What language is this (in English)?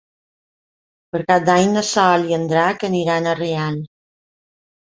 Catalan